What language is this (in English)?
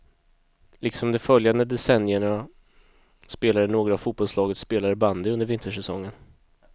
Swedish